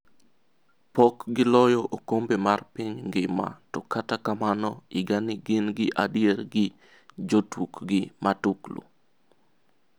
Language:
Luo (Kenya and Tanzania)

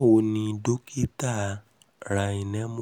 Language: Yoruba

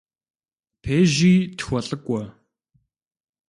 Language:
Kabardian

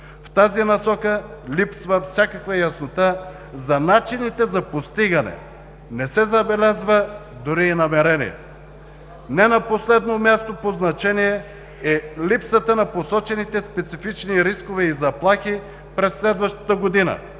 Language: Bulgarian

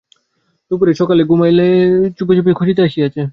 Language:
Bangla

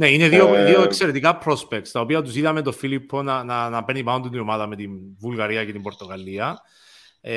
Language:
Greek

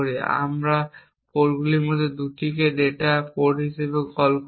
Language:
Bangla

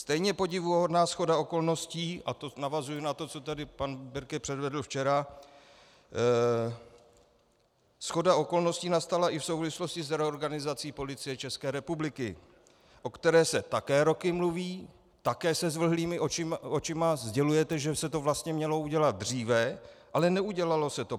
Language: Czech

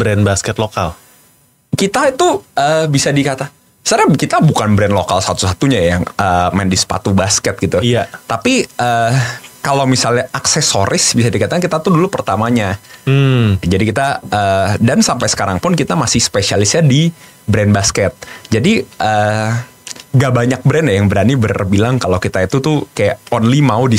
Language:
Indonesian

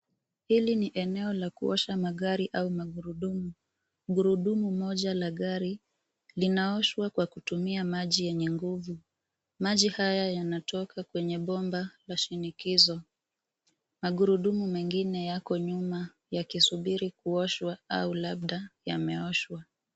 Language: Swahili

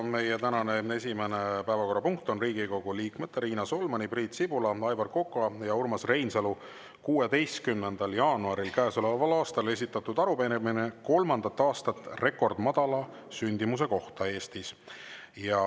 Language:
Estonian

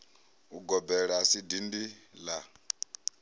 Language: Venda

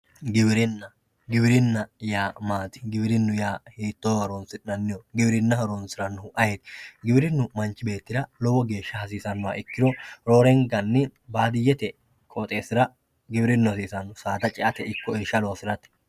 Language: Sidamo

